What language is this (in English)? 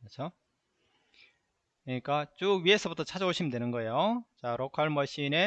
Korean